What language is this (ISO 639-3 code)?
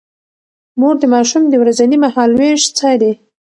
pus